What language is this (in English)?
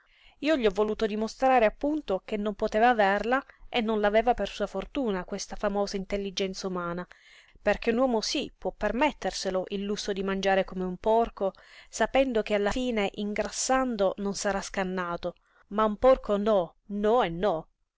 Italian